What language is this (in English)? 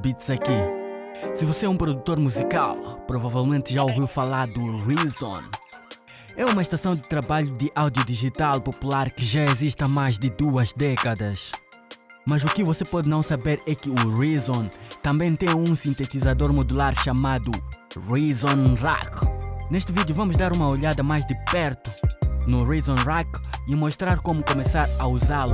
Portuguese